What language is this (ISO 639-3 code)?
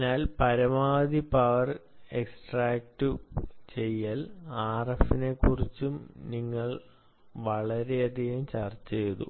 mal